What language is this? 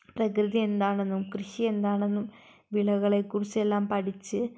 Malayalam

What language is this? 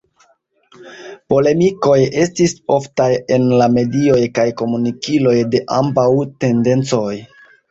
Esperanto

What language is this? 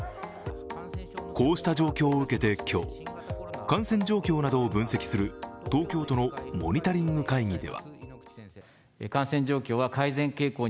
Japanese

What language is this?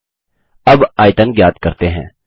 Hindi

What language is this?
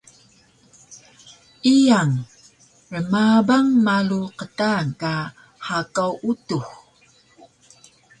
Taroko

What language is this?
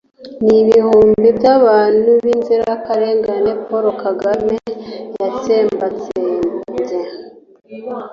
Kinyarwanda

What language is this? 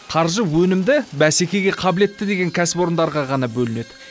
Kazakh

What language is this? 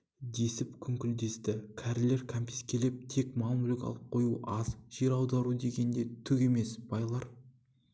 Kazakh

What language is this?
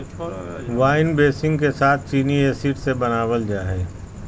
Magahi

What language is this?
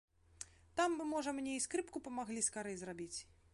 Belarusian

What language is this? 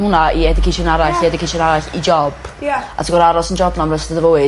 Welsh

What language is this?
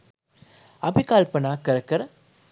Sinhala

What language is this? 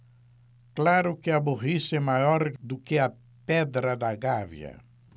Portuguese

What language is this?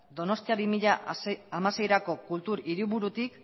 Basque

